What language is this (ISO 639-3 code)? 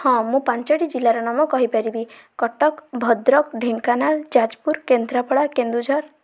ori